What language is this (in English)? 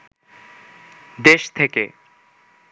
Bangla